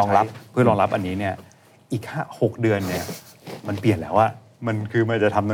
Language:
Thai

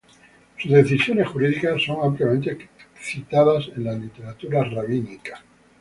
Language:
Spanish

